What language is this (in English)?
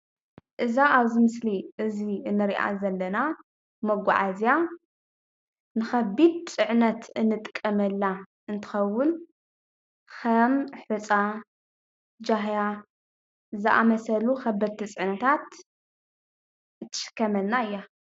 Tigrinya